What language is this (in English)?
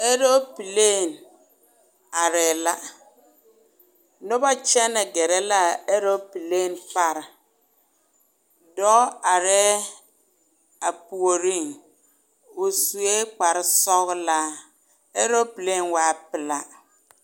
Southern Dagaare